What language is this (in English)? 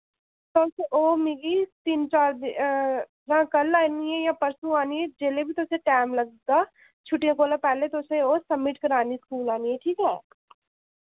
Dogri